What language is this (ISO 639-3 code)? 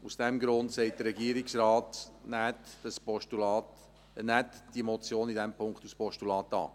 gsw